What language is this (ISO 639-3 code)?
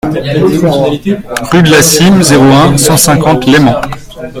fra